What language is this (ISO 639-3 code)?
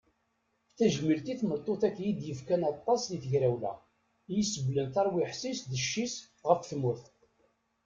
kab